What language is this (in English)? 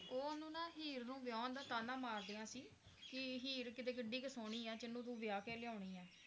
Punjabi